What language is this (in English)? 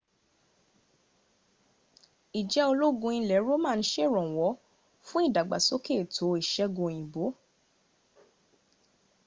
Yoruba